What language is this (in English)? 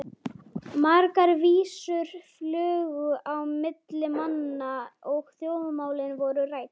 Icelandic